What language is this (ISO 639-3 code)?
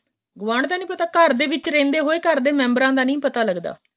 pan